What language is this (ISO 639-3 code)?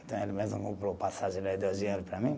por